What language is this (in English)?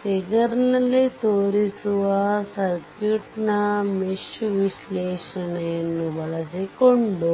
Kannada